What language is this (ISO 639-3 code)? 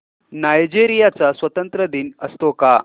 mar